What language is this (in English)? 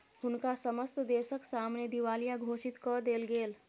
Maithili